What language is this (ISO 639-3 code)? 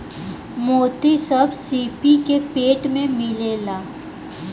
bho